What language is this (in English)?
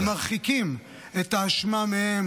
Hebrew